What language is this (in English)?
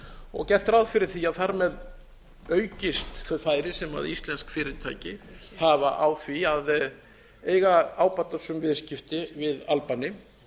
Icelandic